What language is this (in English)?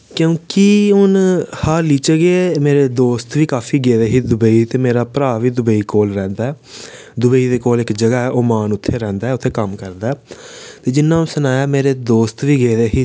Dogri